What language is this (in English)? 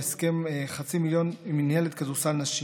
Hebrew